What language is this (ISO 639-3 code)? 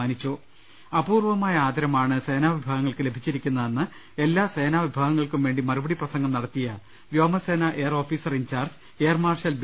mal